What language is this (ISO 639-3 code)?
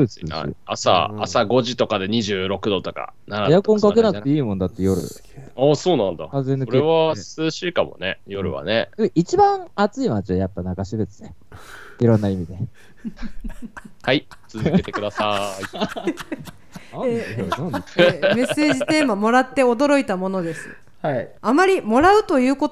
jpn